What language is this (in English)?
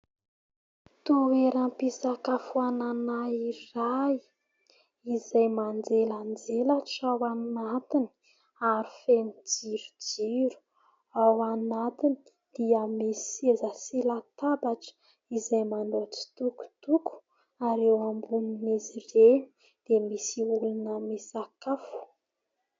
Malagasy